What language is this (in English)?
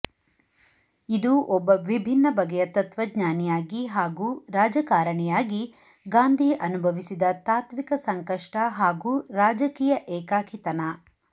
Kannada